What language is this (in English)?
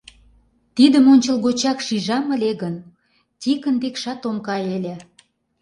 Mari